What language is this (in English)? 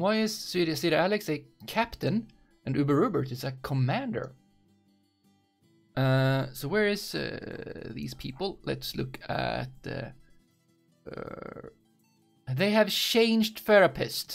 English